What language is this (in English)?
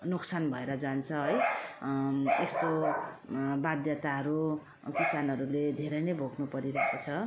Nepali